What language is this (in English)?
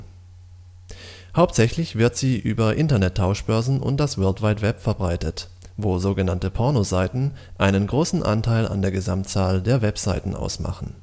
German